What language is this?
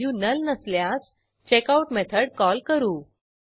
Marathi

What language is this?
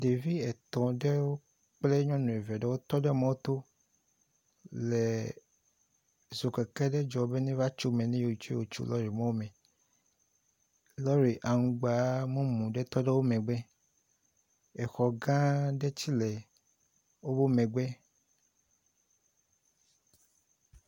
Ewe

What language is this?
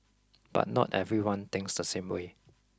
English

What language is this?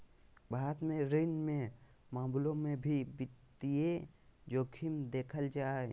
Magahi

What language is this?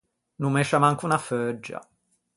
Ligurian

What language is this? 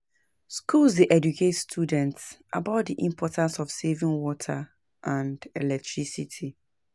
Nigerian Pidgin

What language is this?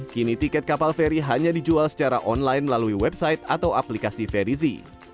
Indonesian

